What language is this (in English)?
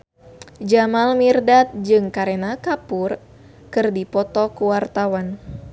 Sundanese